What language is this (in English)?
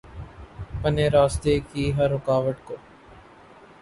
Urdu